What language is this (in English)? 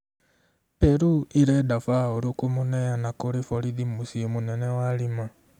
Kikuyu